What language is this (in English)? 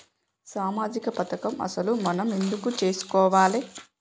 Telugu